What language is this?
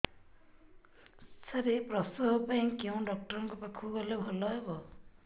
Odia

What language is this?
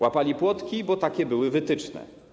Polish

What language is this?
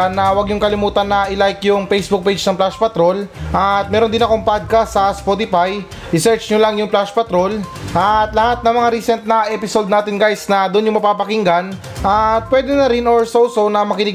Filipino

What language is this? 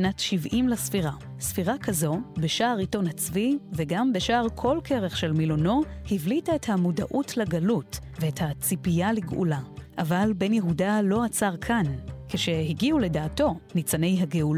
Hebrew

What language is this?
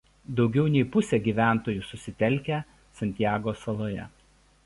Lithuanian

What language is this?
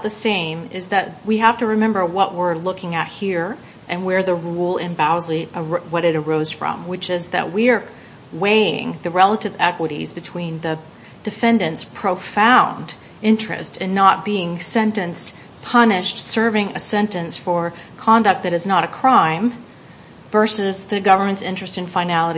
English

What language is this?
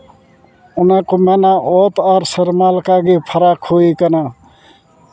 Santali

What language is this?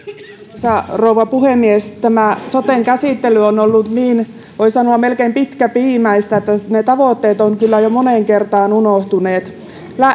Finnish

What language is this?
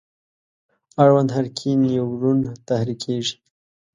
Pashto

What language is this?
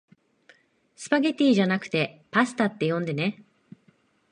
Japanese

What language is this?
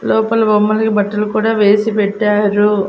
Telugu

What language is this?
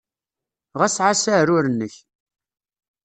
Kabyle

